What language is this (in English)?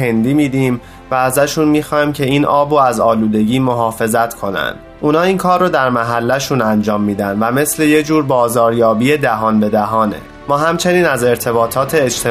Persian